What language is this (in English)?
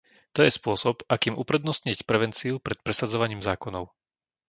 Slovak